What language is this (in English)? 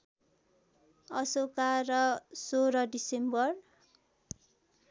Nepali